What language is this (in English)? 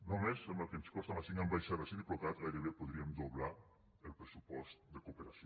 Catalan